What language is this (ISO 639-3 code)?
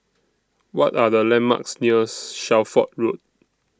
eng